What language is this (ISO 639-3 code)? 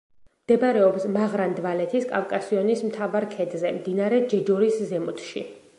kat